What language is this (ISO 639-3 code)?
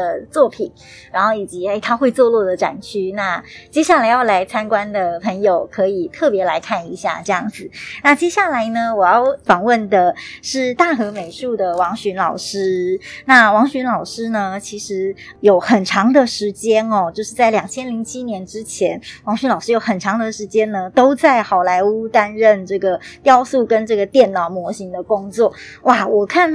zho